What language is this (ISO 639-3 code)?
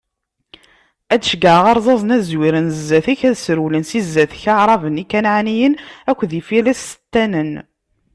kab